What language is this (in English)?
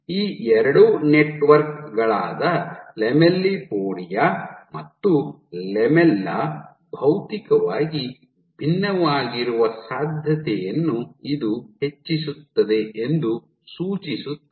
Kannada